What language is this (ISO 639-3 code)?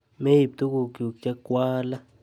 kln